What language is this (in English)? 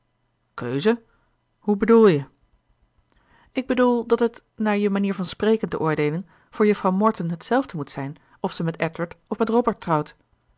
Dutch